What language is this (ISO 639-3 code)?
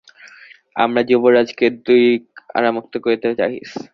ben